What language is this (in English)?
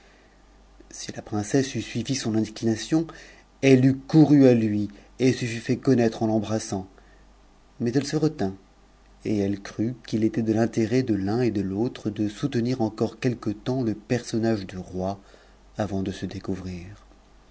French